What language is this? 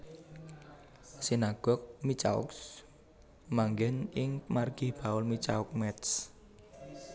Javanese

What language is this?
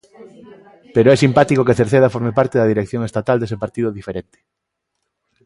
Galician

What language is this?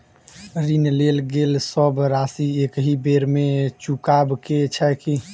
Maithili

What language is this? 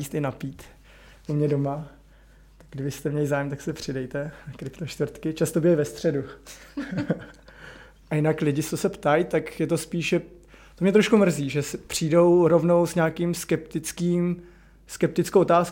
Czech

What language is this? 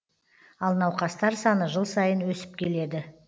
Kazakh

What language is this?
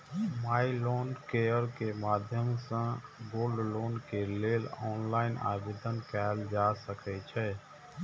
Maithili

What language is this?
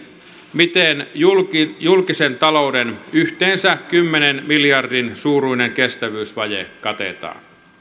Finnish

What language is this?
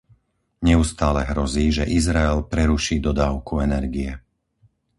Slovak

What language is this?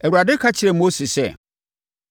Akan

